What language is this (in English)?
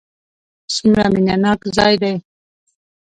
Pashto